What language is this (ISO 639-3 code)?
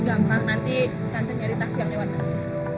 ind